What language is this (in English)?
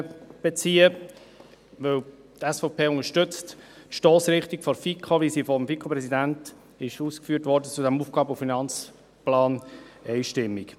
Swiss German